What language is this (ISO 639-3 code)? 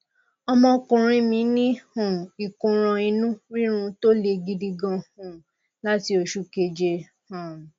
yor